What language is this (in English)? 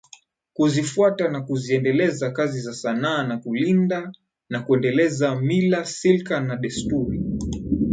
Swahili